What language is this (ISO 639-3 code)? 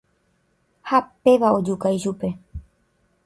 grn